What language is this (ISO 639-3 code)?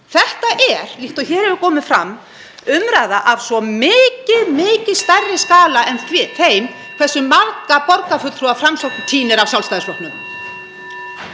isl